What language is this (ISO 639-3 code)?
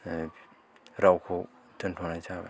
brx